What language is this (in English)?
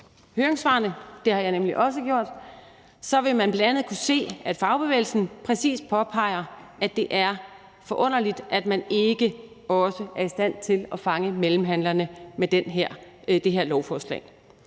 Danish